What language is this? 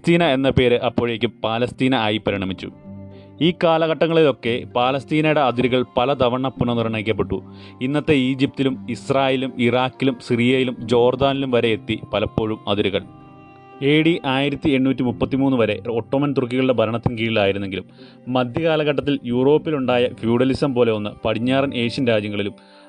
Malayalam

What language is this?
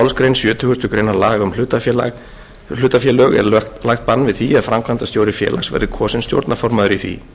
Icelandic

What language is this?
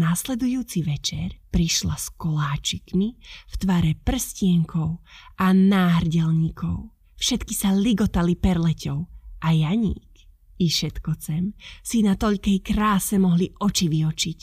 Slovak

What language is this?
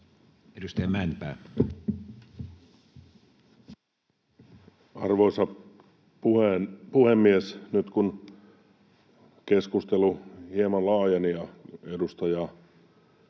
Finnish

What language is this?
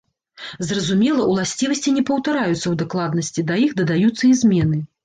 Belarusian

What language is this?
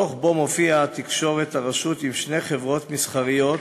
Hebrew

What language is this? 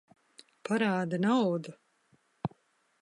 Latvian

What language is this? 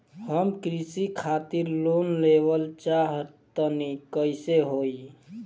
Bhojpuri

